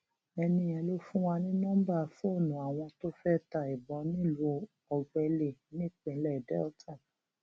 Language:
Yoruba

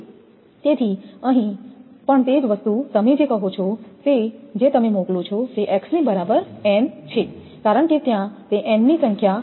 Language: Gujarati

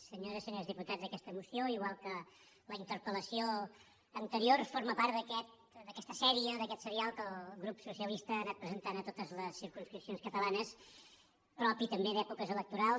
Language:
Catalan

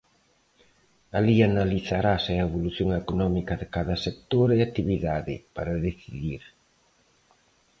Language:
Galician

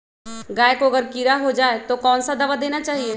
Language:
Magahi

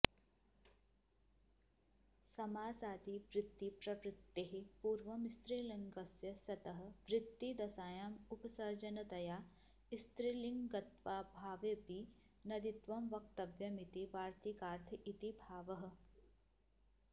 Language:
Sanskrit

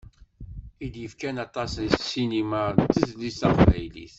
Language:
Kabyle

